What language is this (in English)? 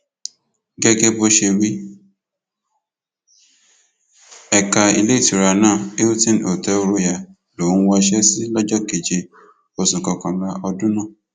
Yoruba